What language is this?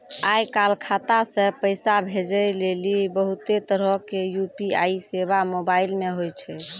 Maithili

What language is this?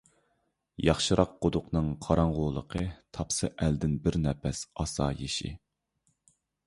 Uyghur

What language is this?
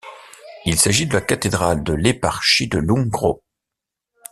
French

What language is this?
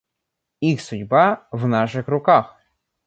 Russian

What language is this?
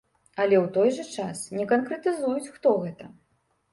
Belarusian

